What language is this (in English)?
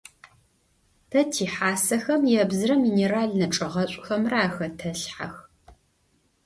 Adyghe